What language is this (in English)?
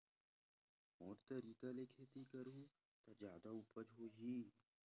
Chhattisgarhi